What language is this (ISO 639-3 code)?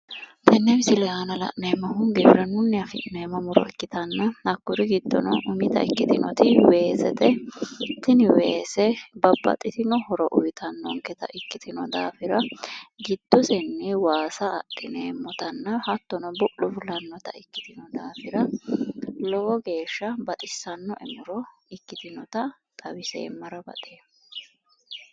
sid